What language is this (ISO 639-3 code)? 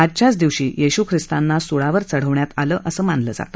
mar